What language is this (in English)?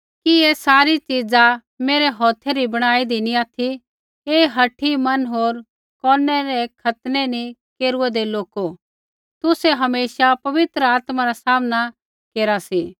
Kullu Pahari